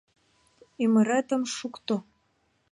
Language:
Mari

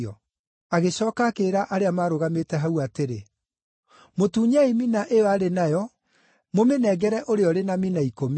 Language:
Kikuyu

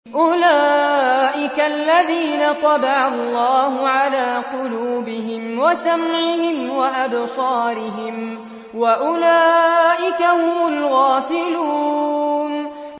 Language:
Arabic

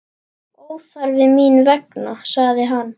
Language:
Icelandic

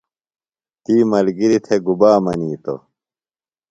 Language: Phalura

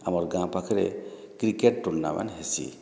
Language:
Odia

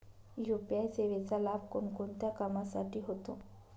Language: Marathi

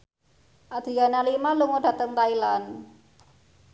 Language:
Javanese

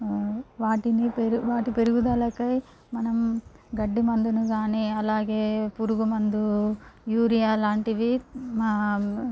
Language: Telugu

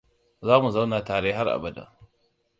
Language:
Hausa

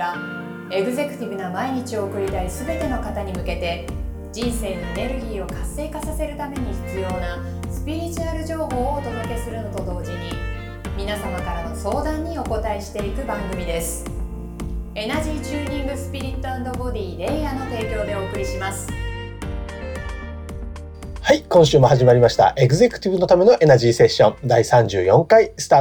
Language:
Japanese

